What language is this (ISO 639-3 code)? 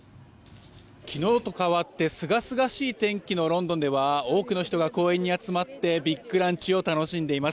jpn